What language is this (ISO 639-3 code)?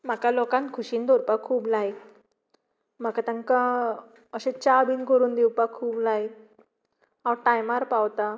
kok